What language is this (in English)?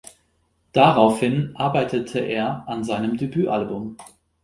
German